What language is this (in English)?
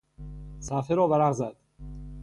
Persian